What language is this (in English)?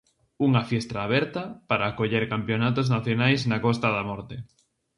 Galician